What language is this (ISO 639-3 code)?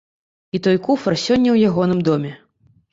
bel